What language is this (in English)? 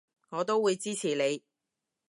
Cantonese